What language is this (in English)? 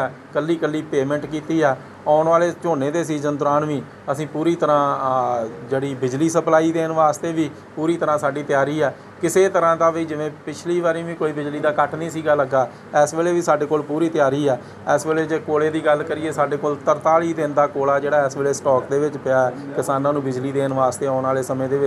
Hindi